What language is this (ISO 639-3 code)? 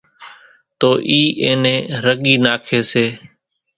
gjk